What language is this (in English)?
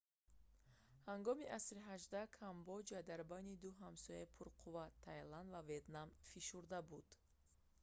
Tajik